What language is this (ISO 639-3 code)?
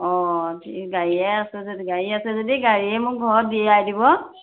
asm